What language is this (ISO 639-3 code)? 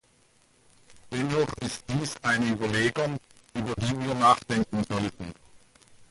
deu